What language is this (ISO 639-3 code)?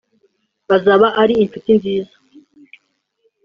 kin